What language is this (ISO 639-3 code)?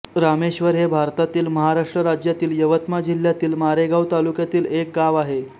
mar